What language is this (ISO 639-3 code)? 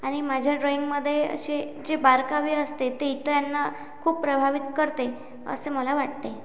mar